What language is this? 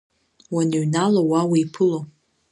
Abkhazian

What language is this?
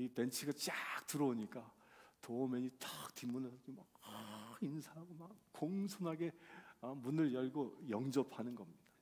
Korean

